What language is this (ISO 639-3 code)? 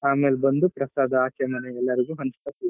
kan